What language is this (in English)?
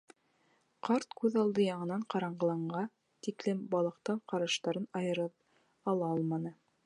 Bashkir